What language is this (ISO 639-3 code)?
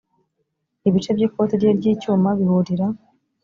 kin